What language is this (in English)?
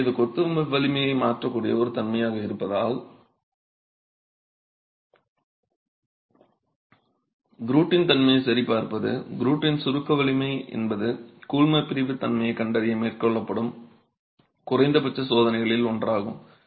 Tamil